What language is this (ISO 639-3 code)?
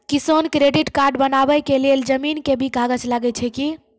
mai